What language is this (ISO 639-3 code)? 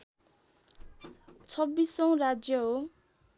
nep